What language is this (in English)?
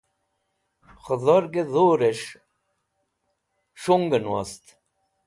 Wakhi